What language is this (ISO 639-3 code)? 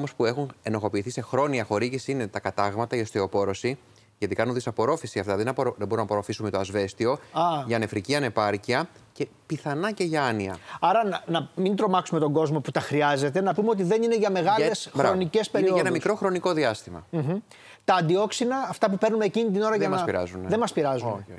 ell